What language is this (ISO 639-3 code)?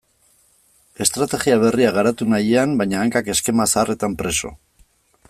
eus